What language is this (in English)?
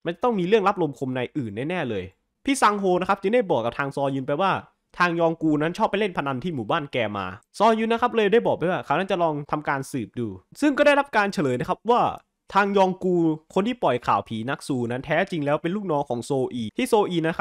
Thai